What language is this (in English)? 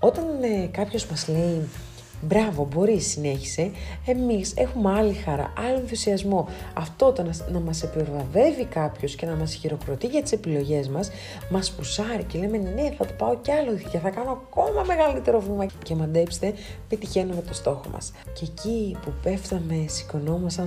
Greek